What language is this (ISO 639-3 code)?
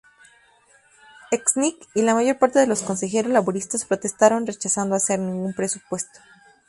spa